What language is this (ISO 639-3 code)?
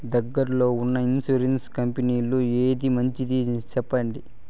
tel